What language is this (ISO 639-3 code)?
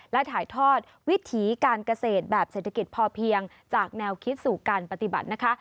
tha